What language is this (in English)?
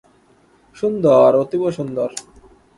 Bangla